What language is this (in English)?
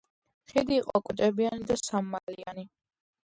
Georgian